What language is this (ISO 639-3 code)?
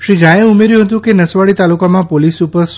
guj